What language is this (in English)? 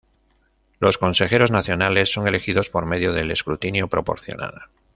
Spanish